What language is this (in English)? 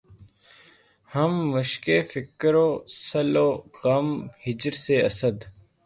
Urdu